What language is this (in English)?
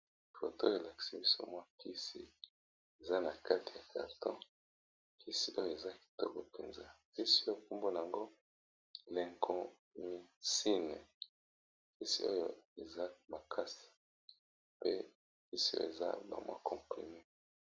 Lingala